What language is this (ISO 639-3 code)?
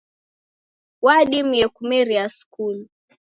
dav